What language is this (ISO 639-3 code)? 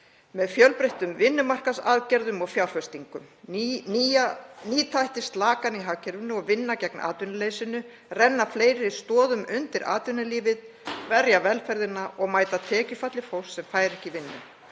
isl